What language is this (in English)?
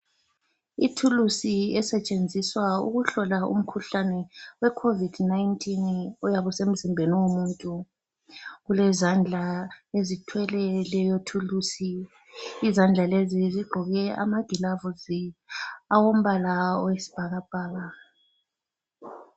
North Ndebele